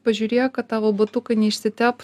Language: Lithuanian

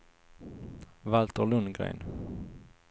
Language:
Swedish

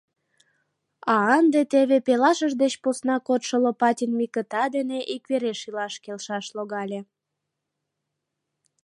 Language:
Mari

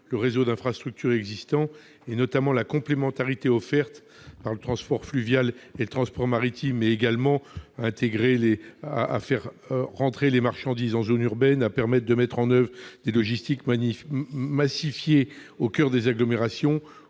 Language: French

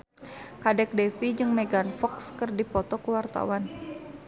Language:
Sundanese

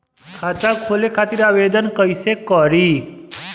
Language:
Bhojpuri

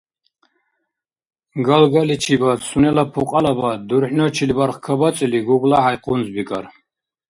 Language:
Dargwa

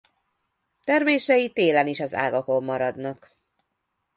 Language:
Hungarian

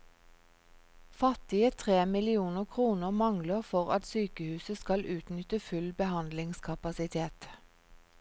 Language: Norwegian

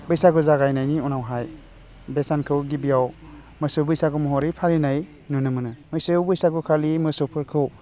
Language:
Bodo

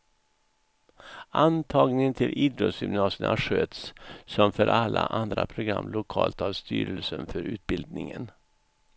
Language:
Swedish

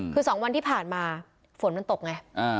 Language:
Thai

